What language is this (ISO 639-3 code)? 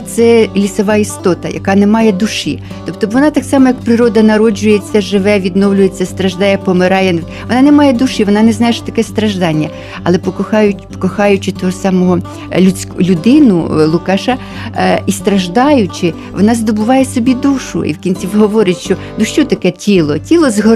ukr